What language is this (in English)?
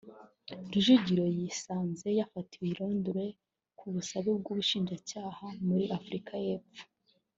Kinyarwanda